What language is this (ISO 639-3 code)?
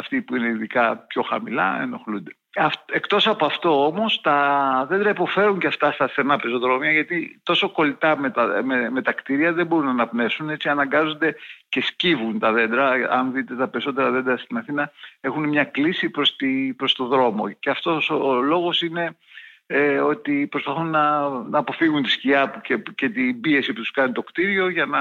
ell